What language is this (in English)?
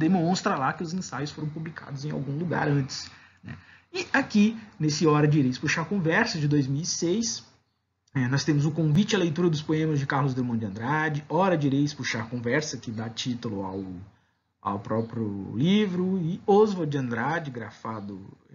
Portuguese